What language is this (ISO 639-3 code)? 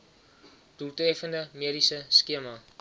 afr